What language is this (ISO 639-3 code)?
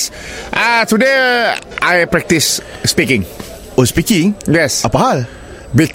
msa